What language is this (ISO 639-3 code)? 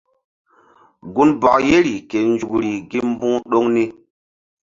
mdd